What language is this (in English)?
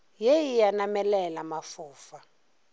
Northern Sotho